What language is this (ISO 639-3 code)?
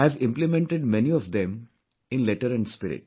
eng